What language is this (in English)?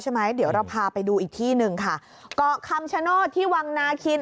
Thai